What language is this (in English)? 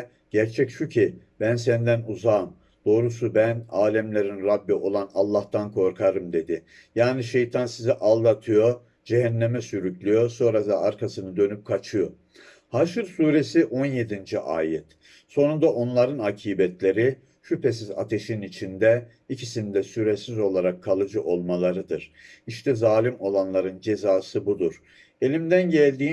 Turkish